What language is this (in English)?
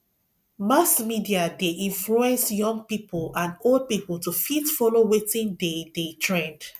Nigerian Pidgin